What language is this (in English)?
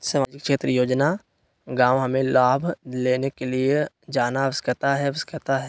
Magahi